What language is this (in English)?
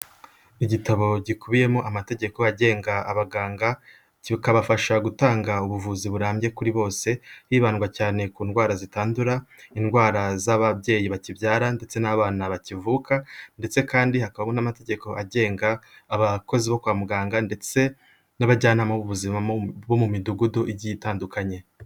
Kinyarwanda